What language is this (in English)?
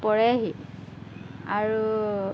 Assamese